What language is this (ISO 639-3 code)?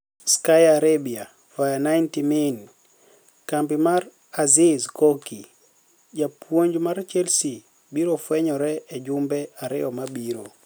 luo